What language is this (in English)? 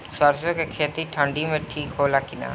Bhojpuri